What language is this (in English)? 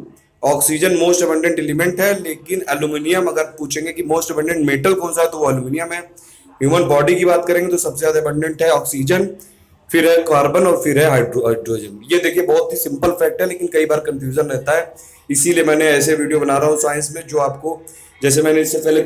Hindi